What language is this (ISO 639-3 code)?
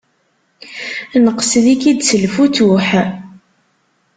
kab